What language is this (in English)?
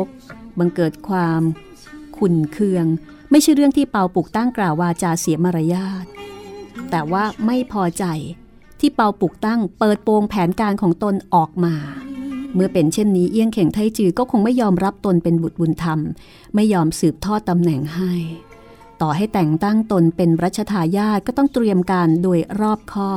Thai